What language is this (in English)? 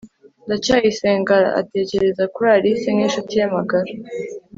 Kinyarwanda